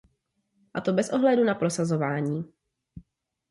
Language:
Czech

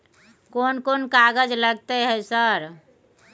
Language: Maithili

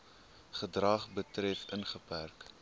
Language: Afrikaans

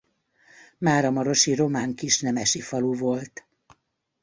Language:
Hungarian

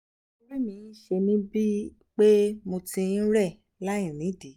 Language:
Yoruba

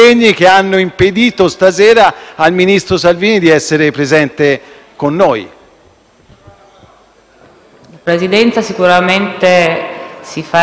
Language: Italian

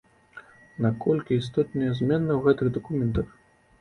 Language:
Belarusian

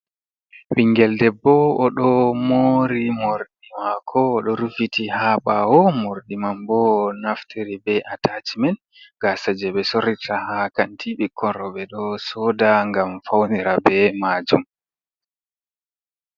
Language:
Fula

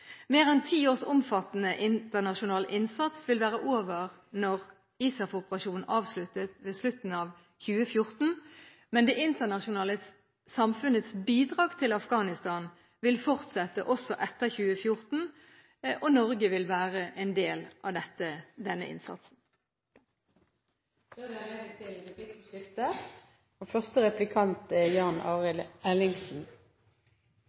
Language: Norwegian Bokmål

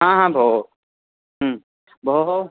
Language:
Sanskrit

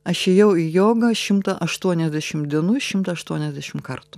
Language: Lithuanian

